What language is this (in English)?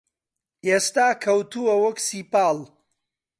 Central Kurdish